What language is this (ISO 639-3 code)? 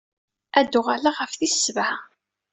kab